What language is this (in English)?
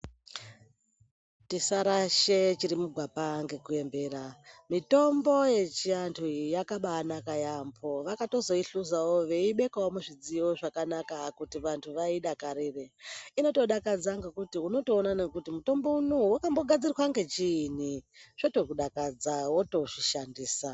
Ndau